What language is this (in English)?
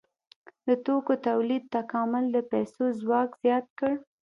Pashto